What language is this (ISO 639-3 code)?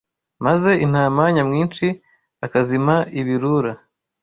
kin